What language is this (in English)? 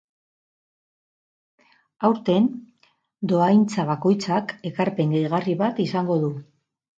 Basque